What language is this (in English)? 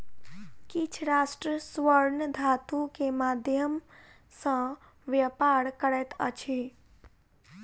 Maithili